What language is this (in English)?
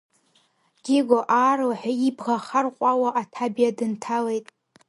Abkhazian